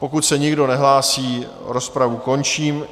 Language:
Czech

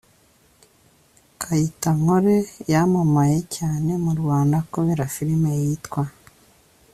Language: Kinyarwanda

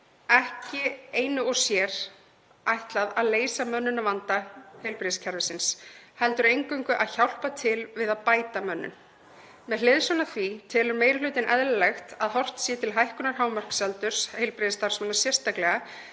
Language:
Icelandic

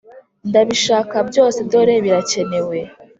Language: Kinyarwanda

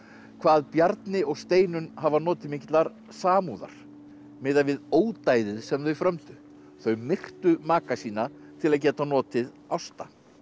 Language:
Icelandic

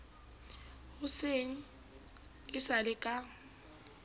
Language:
Southern Sotho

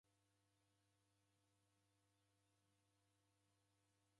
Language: Taita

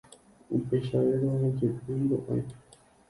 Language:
Guarani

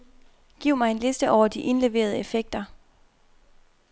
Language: Danish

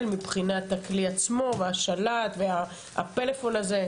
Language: Hebrew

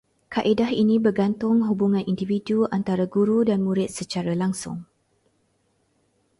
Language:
Malay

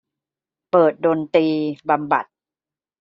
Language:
Thai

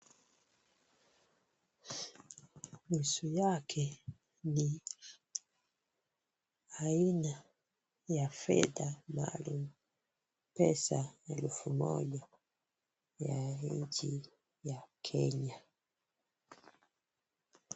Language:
Swahili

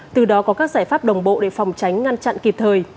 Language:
Vietnamese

